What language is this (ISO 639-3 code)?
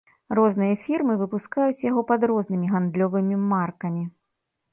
bel